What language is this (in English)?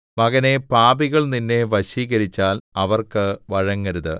Malayalam